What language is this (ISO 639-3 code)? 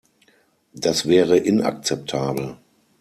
deu